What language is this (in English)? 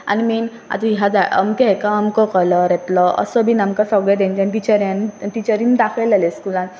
Konkani